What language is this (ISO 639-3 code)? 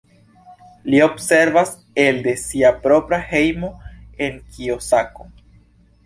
epo